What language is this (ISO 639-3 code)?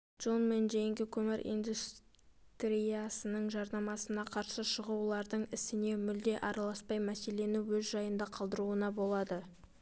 kaz